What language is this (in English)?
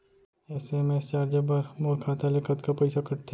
Chhattisgarhi